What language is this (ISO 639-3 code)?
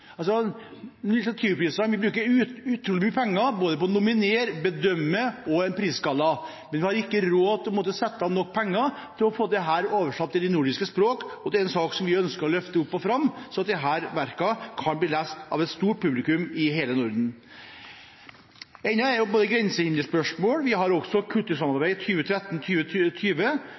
nob